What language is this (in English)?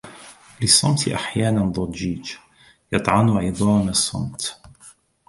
Arabic